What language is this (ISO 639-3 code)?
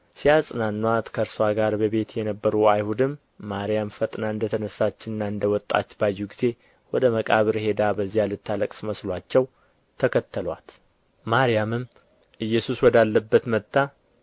amh